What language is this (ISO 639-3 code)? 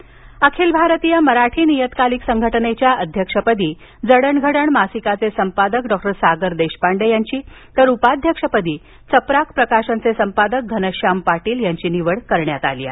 mar